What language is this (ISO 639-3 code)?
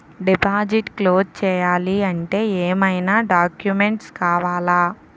tel